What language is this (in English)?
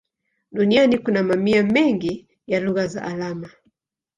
Swahili